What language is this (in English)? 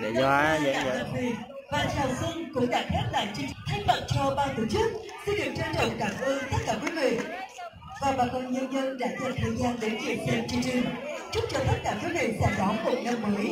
Vietnamese